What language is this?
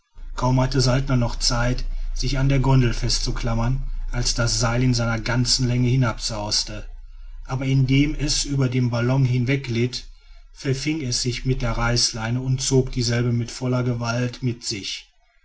German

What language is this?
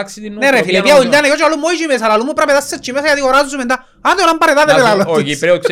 Greek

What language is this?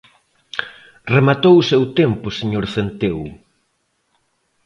Galician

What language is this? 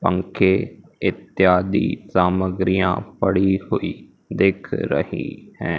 Hindi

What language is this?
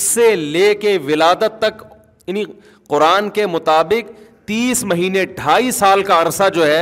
Urdu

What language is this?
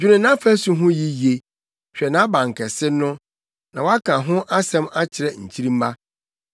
Akan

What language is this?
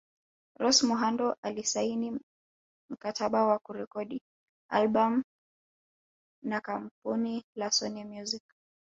Swahili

